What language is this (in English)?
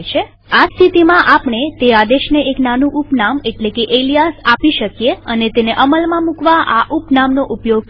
Gujarati